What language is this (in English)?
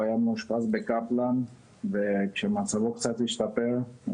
Hebrew